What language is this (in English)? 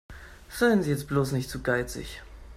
German